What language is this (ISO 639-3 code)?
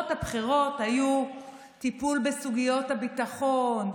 heb